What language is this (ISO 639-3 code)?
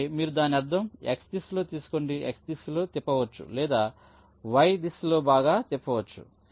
tel